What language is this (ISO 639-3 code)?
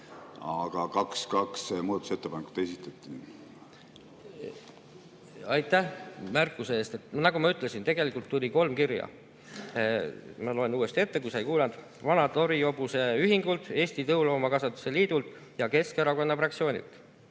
est